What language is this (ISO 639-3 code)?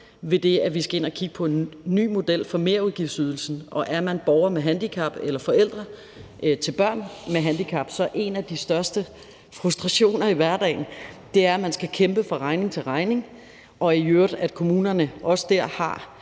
dan